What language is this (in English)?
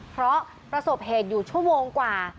Thai